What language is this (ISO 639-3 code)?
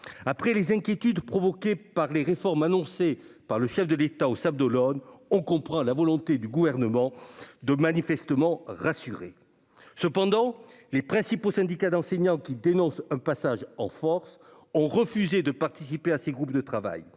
fra